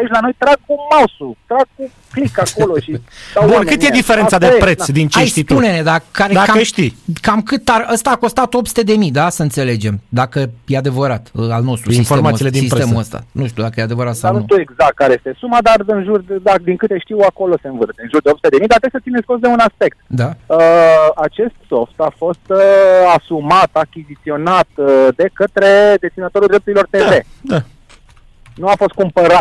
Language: Romanian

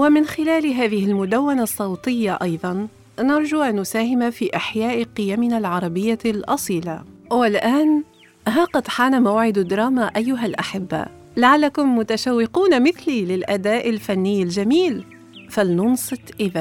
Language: Arabic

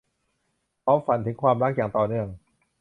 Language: Thai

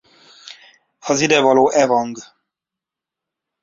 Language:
Hungarian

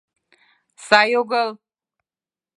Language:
Mari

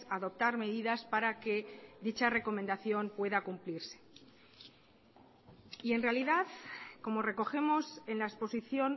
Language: Spanish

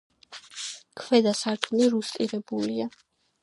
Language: Georgian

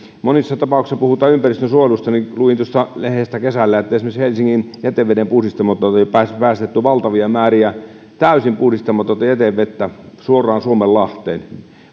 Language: Finnish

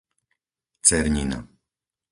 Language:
Slovak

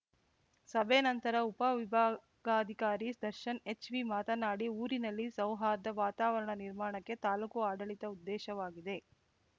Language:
Kannada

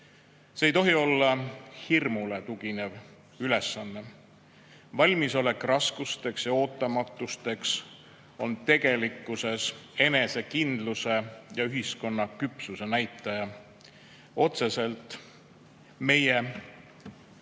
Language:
Estonian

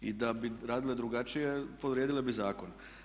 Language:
Croatian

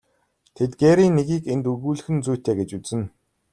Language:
Mongolian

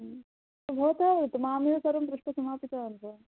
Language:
Sanskrit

